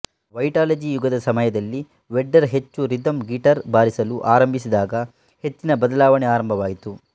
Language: Kannada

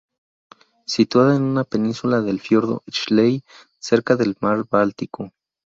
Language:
Spanish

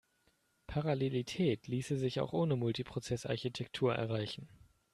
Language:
German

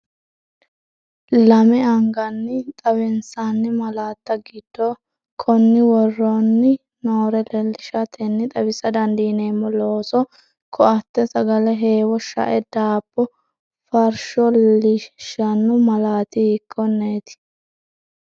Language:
Sidamo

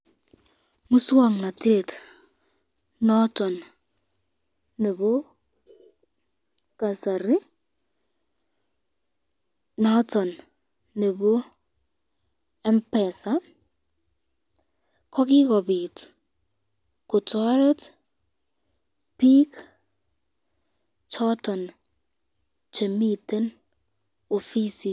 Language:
Kalenjin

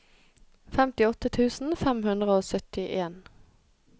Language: Norwegian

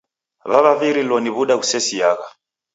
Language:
Taita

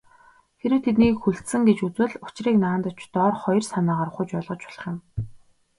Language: Mongolian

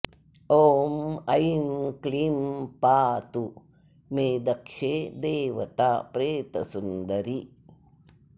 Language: Sanskrit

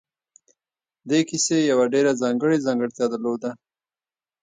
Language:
Pashto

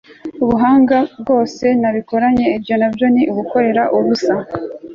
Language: Kinyarwanda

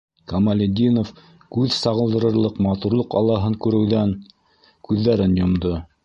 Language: Bashkir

